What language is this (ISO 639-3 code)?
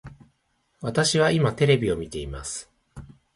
jpn